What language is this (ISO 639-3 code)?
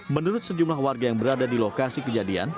ind